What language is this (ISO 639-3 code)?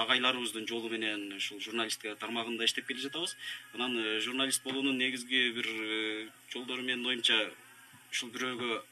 tur